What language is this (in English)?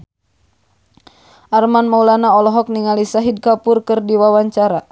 Sundanese